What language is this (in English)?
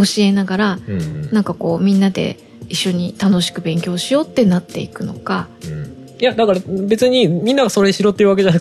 Japanese